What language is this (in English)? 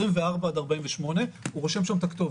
Hebrew